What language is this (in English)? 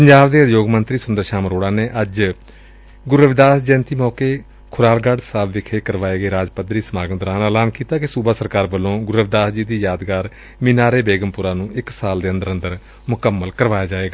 Punjabi